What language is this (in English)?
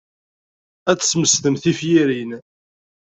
Kabyle